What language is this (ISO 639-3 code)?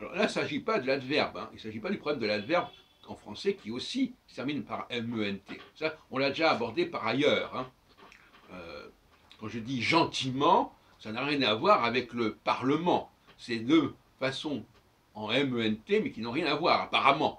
fra